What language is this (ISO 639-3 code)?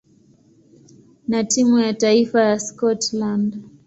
swa